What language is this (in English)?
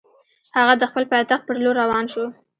Pashto